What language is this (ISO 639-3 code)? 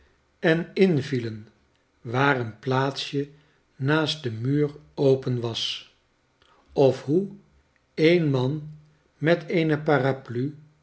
nld